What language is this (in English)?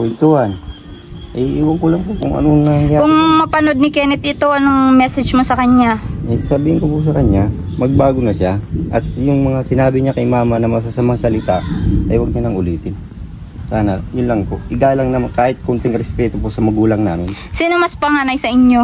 Filipino